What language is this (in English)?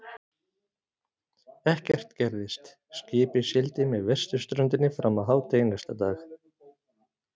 Icelandic